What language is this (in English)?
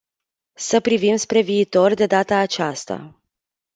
Romanian